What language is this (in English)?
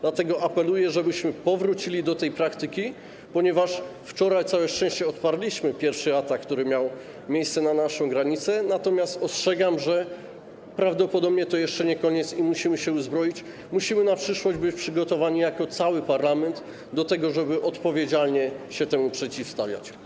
Polish